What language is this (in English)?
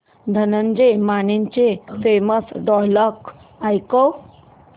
Marathi